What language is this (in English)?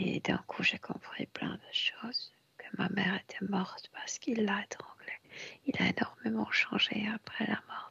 French